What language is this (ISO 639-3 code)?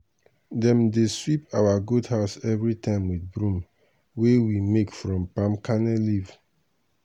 pcm